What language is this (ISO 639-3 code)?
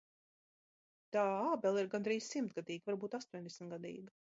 lav